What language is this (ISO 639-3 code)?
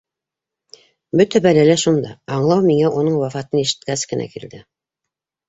bak